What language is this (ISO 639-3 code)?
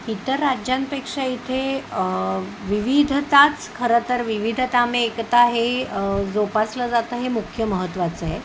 mar